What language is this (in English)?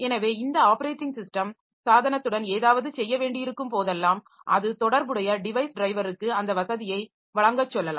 Tamil